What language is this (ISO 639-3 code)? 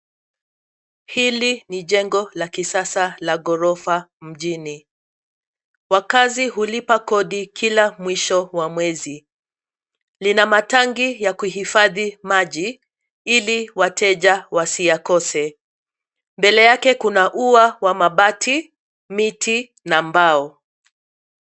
swa